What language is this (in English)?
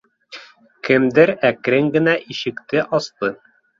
Bashkir